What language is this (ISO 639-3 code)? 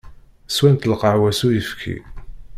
kab